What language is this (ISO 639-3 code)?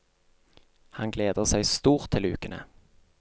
nor